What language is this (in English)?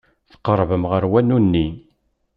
Kabyle